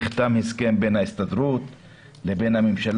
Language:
Hebrew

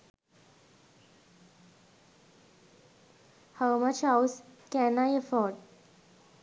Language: Sinhala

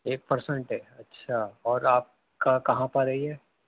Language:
Urdu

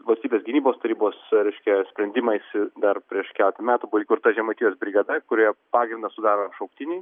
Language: Lithuanian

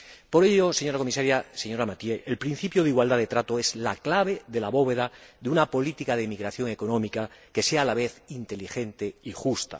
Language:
Spanish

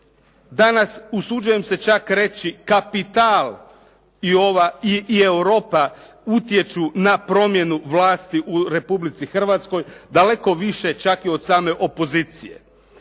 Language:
Croatian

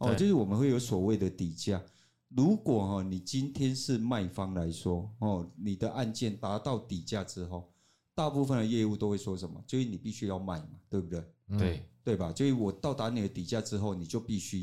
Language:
Chinese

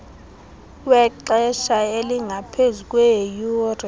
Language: Xhosa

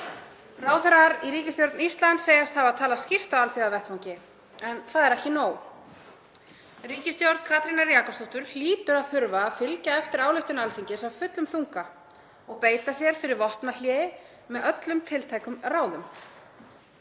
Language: Icelandic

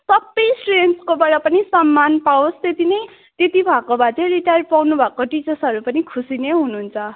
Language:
Nepali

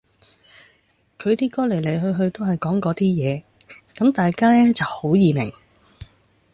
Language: Cantonese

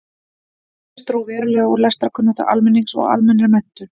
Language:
Icelandic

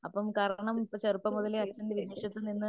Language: Malayalam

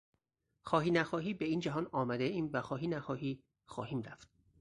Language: Persian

